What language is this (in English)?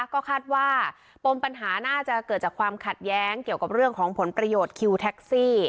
Thai